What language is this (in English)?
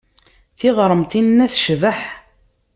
Kabyle